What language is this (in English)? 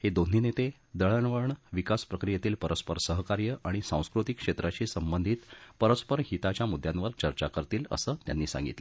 Marathi